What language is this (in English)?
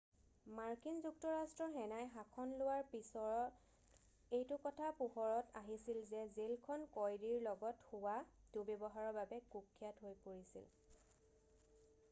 Assamese